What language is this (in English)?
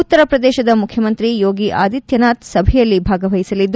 Kannada